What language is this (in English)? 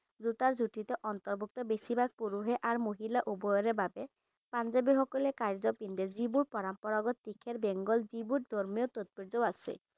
Assamese